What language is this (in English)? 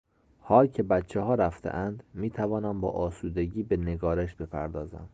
Persian